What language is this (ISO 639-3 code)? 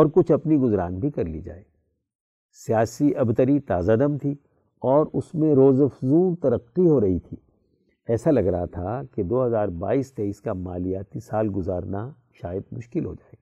urd